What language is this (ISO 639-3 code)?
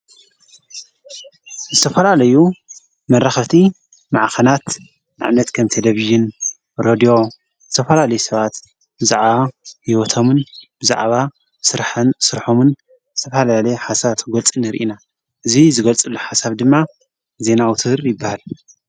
tir